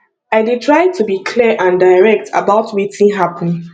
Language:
Nigerian Pidgin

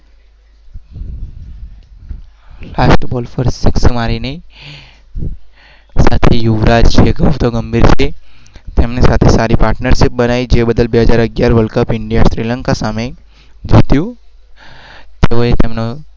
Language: Gujarati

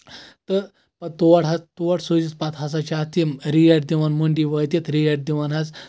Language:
Kashmiri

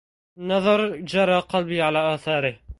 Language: Arabic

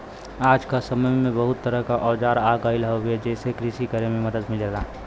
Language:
Bhojpuri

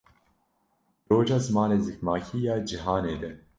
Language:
Kurdish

